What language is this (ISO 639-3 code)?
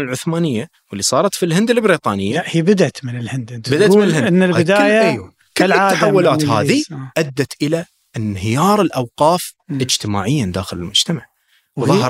ara